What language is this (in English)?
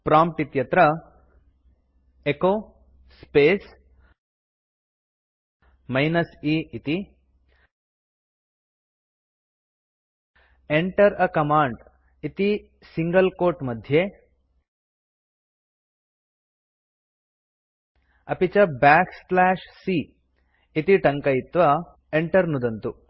Sanskrit